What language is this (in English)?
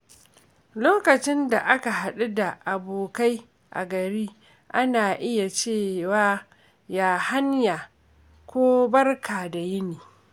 Hausa